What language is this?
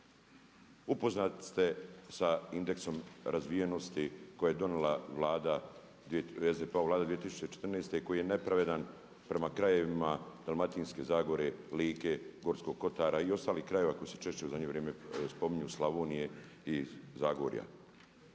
Croatian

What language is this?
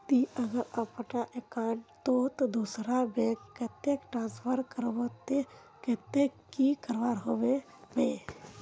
Magahi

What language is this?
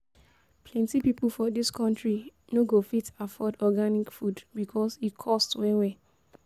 Nigerian Pidgin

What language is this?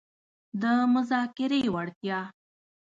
Pashto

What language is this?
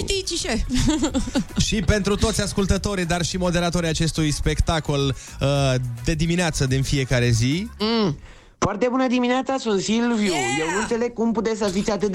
Romanian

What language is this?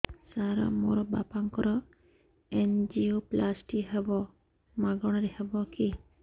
Odia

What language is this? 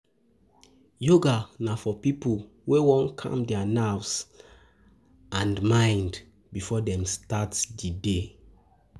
Nigerian Pidgin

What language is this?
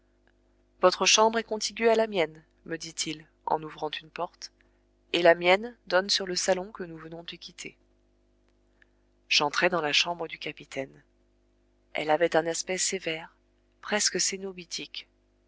French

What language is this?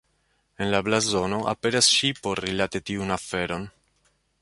Esperanto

